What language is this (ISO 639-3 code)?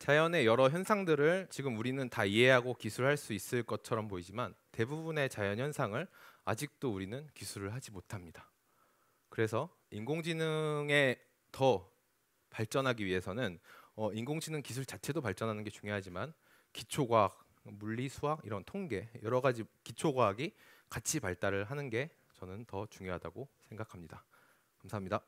kor